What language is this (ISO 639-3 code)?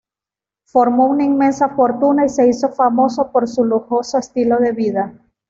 spa